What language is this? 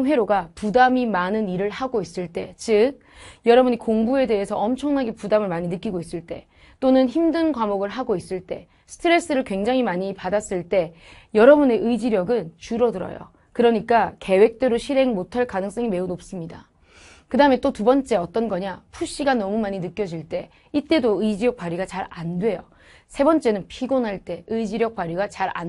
Korean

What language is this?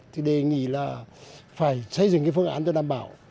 Vietnamese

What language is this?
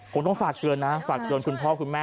Thai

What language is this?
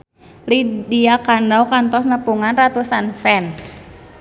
Sundanese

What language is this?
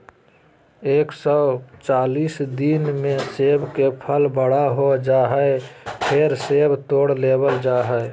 Magahi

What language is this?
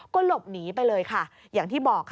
Thai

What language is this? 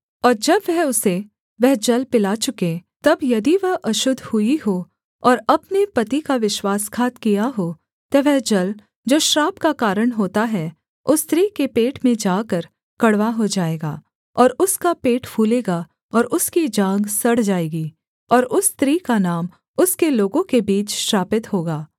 Hindi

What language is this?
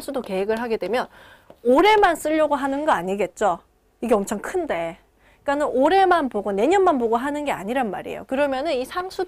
Korean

